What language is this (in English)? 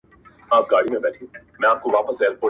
Pashto